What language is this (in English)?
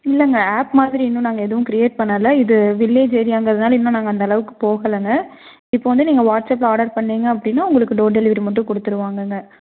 Tamil